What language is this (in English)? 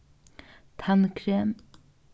Faroese